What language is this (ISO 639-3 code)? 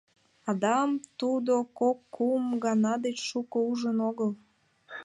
chm